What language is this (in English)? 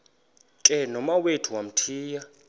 Xhosa